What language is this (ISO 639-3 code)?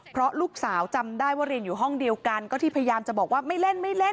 tha